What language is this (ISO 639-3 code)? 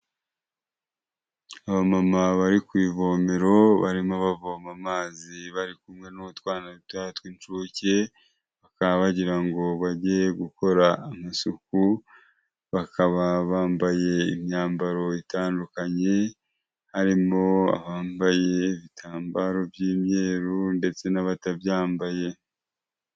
kin